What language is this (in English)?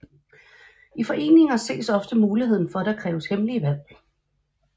Danish